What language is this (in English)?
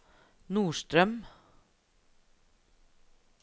Norwegian